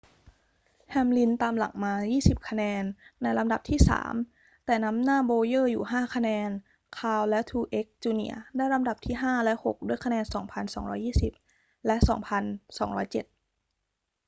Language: Thai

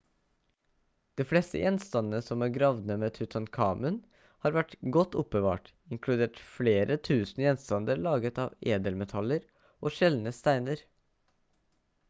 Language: Norwegian Bokmål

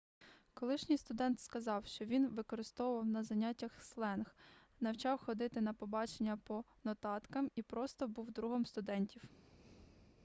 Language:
Ukrainian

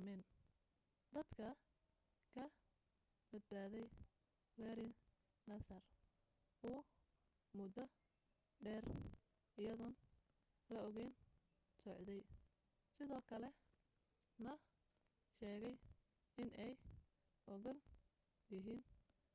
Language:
Somali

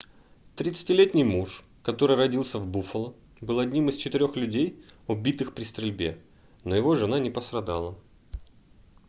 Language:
Russian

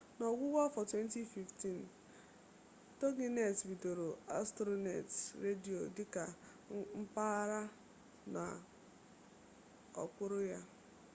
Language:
Igbo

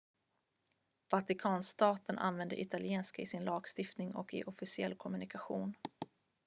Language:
Swedish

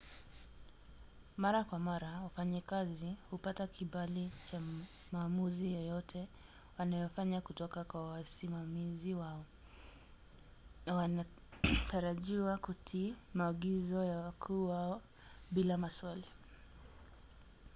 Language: Swahili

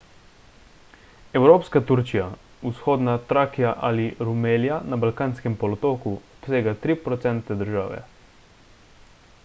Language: Slovenian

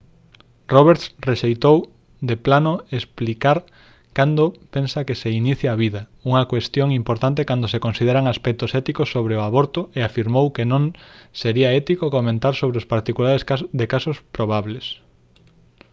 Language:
Galician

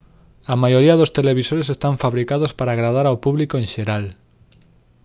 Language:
Galician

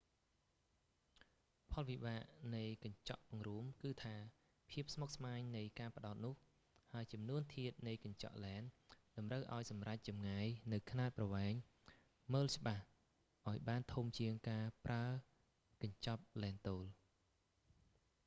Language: Khmer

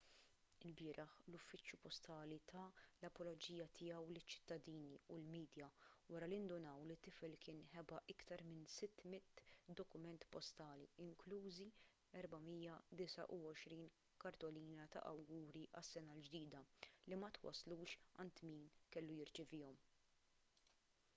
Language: Maltese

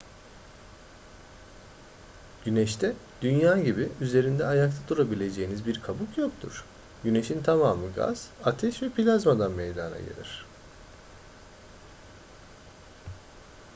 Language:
Turkish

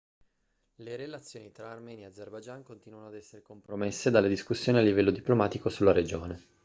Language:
Italian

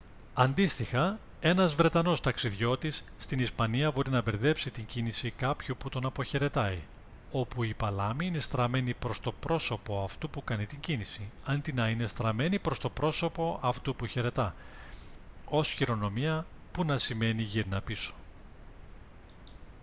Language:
Greek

